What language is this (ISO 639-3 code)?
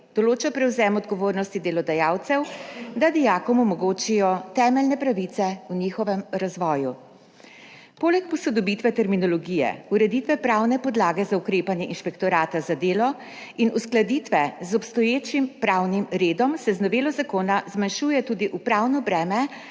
slv